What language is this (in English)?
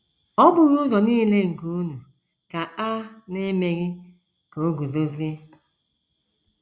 Igbo